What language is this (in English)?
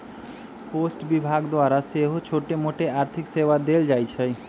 Magahi